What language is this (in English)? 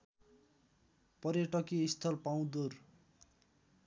Nepali